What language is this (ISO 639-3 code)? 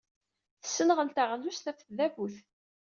kab